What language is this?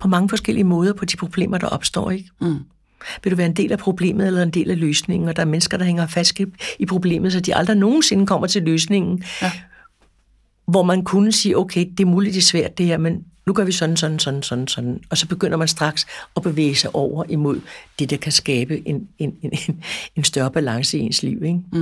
Danish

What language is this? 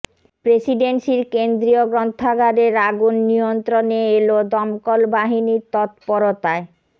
Bangla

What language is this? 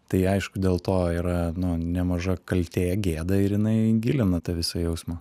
Lithuanian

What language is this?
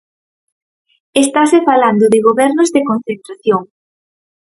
Galician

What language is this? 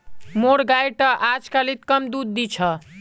Magahi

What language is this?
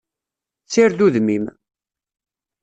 Kabyle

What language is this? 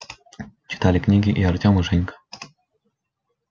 Russian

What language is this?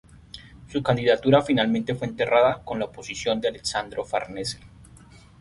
Spanish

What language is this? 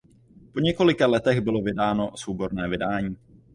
Czech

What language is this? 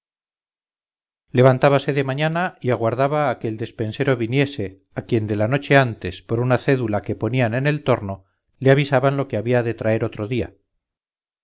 Spanish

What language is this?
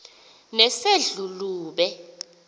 Xhosa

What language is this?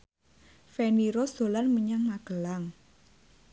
Javanese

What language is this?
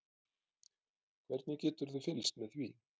Icelandic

